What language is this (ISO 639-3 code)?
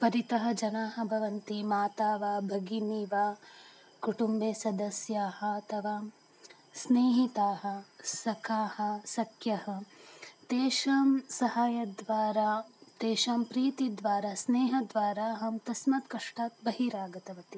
san